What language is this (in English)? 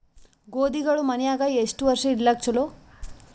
Kannada